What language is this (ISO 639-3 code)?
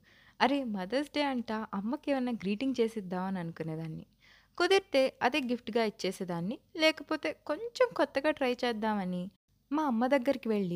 tel